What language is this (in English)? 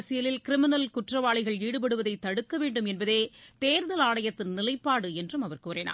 Tamil